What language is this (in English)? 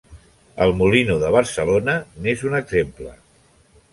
Catalan